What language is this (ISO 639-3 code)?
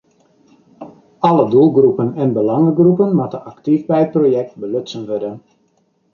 fry